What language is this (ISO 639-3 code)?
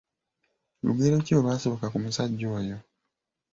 lug